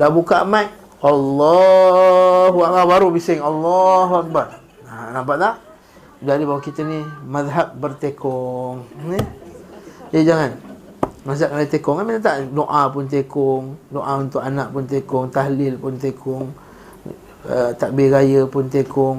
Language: Malay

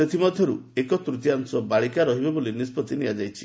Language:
Odia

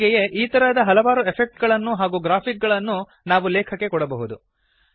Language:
Kannada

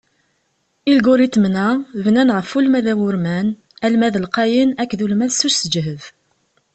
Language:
Kabyle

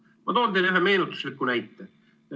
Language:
Estonian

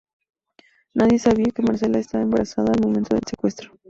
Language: Spanish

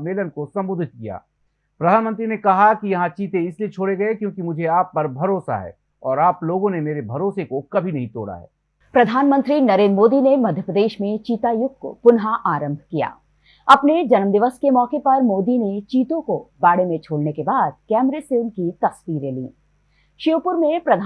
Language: Hindi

